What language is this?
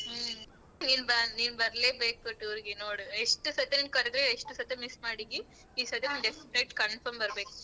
Kannada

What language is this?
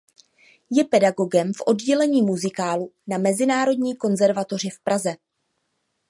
Czech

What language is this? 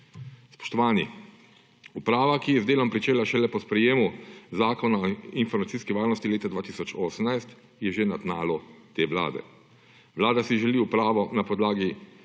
Slovenian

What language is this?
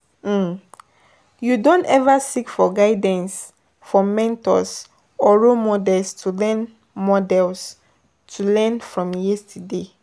Nigerian Pidgin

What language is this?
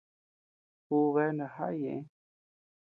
Tepeuxila Cuicatec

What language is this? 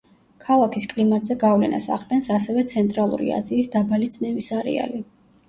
Georgian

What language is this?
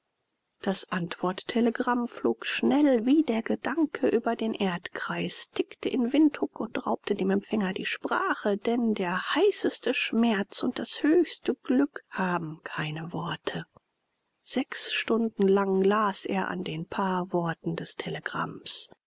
German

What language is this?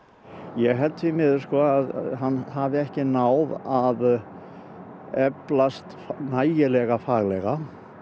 Icelandic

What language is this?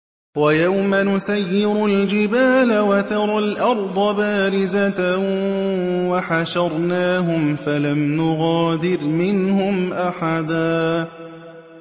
Arabic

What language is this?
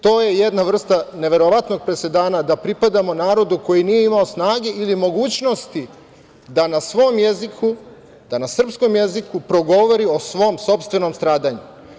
Serbian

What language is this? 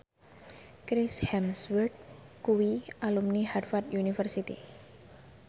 Javanese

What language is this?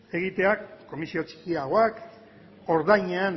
Basque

